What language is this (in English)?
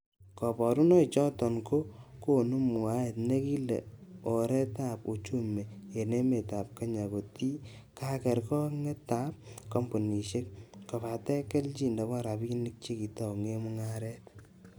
Kalenjin